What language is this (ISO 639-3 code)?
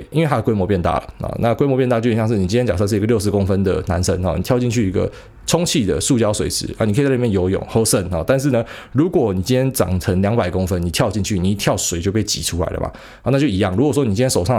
zho